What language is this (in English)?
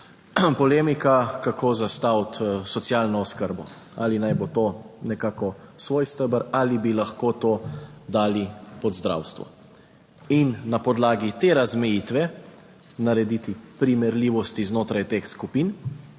Slovenian